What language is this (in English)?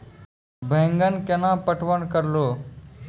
Maithili